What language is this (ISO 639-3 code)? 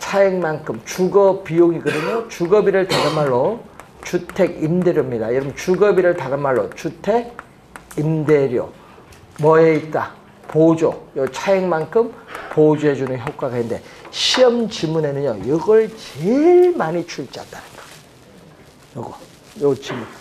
kor